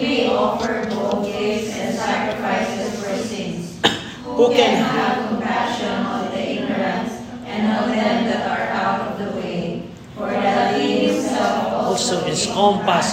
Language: Filipino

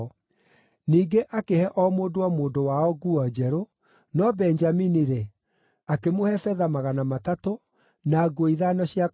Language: Kikuyu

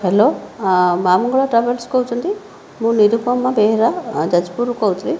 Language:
Odia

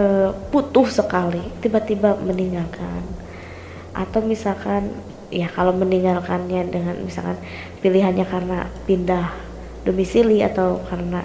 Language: Indonesian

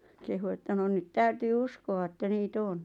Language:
Finnish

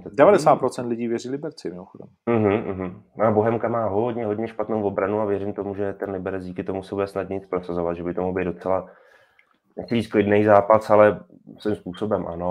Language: Czech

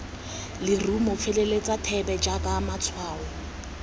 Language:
Tswana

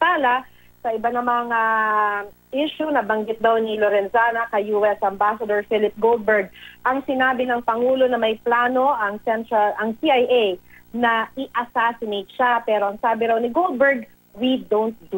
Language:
Filipino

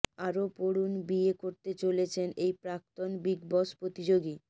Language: Bangla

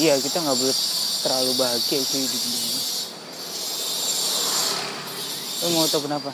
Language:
Indonesian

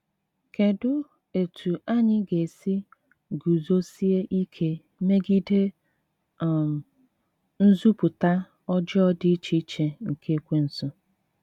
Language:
Igbo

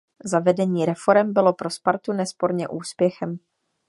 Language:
Czech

